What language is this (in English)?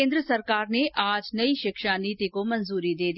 Hindi